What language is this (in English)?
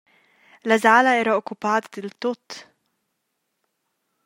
Romansh